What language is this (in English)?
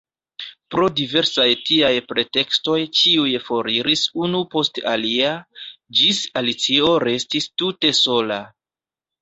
Esperanto